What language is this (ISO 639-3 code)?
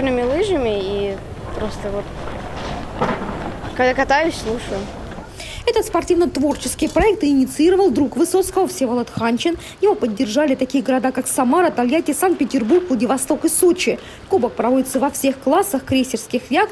rus